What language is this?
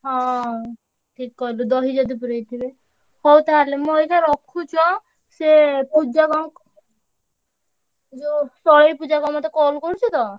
Odia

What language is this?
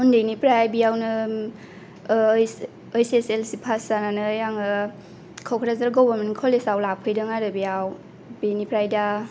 Bodo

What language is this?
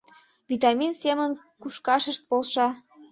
Mari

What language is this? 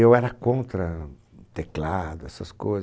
Portuguese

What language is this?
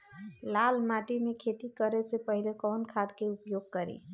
Bhojpuri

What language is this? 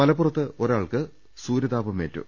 Malayalam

